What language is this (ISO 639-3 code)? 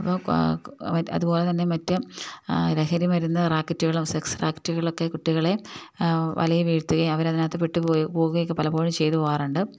mal